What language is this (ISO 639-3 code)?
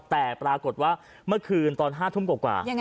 tha